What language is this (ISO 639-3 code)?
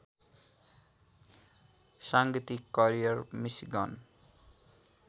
nep